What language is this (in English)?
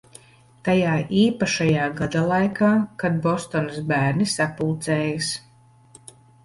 Latvian